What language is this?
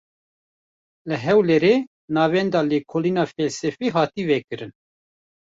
Kurdish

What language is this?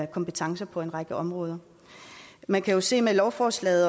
Danish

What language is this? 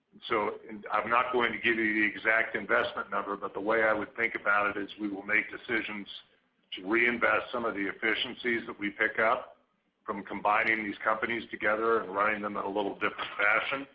English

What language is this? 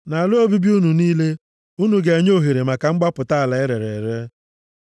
Igbo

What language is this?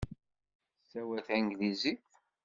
Kabyle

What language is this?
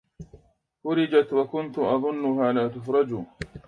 Arabic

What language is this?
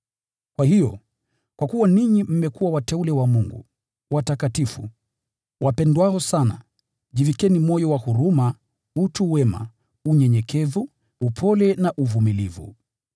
Swahili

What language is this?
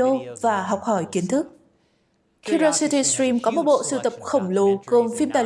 Vietnamese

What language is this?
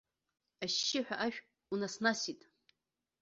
Abkhazian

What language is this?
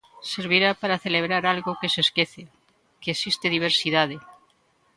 Galician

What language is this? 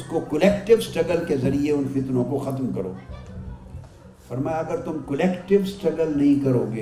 Urdu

